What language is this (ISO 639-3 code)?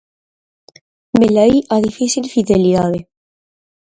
glg